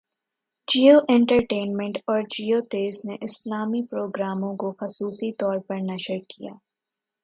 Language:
Urdu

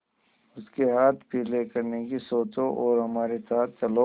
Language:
Hindi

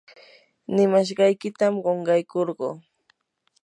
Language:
Yanahuanca Pasco Quechua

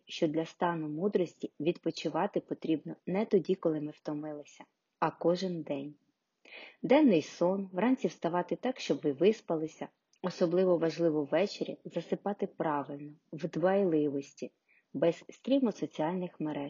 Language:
Ukrainian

